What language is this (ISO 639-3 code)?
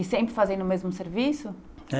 por